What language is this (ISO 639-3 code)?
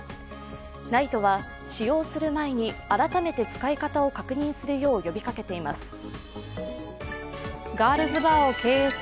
jpn